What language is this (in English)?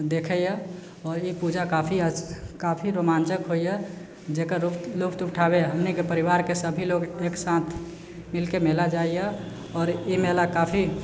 Maithili